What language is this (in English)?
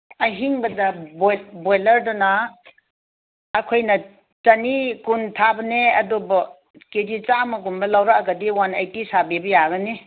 Manipuri